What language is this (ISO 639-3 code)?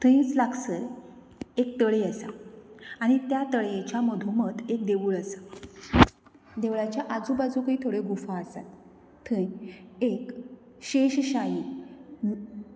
kok